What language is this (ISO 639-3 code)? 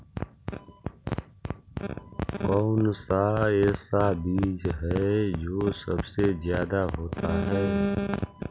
mag